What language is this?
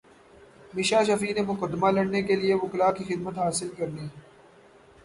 Urdu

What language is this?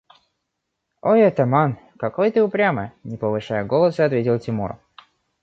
Russian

